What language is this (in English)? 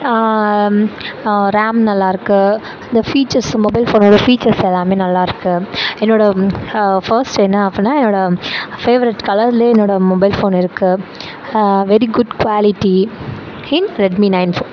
Tamil